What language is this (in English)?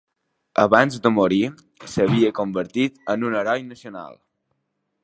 Catalan